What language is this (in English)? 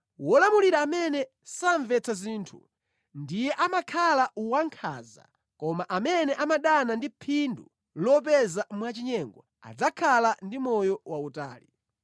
Nyanja